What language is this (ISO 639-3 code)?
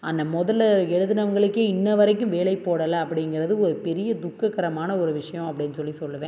tam